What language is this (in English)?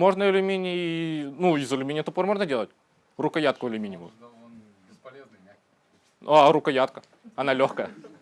Russian